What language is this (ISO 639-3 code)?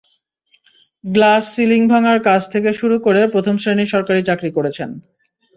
ben